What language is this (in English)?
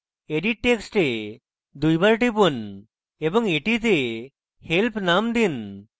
Bangla